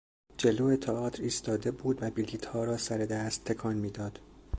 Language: Persian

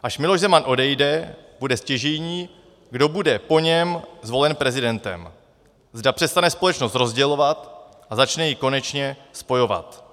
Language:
Czech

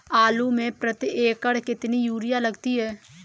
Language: Hindi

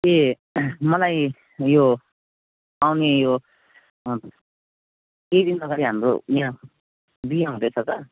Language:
Nepali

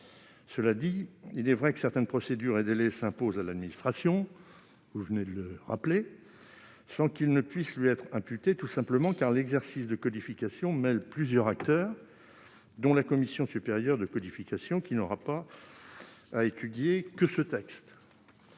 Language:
French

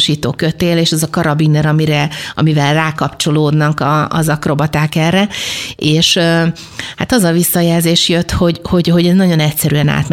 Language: Hungarian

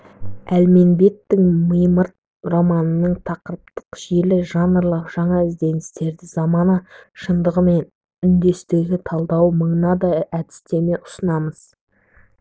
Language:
Kazakh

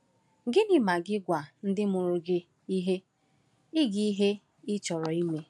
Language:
Igbo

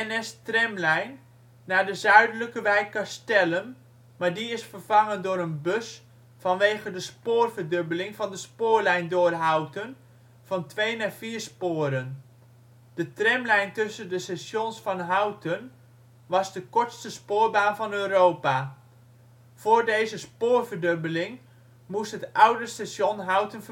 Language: Dutch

